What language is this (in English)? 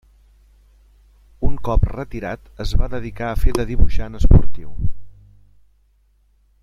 Catalan